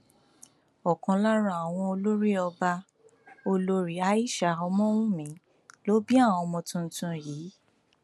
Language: Yoruba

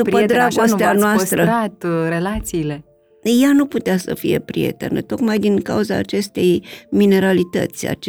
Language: Romanian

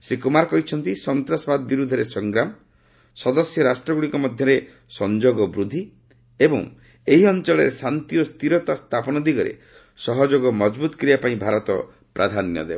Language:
Odia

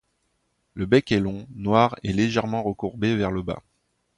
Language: French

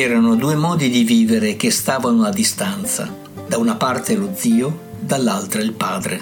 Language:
Italian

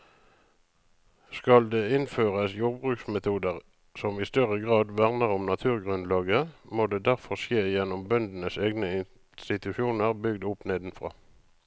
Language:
Norwegian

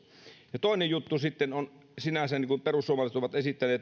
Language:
Finnish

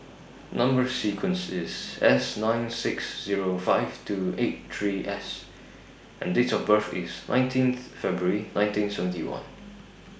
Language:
English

